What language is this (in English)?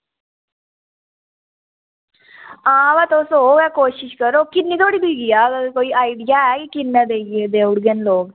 Dogri